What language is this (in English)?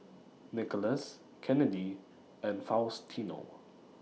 English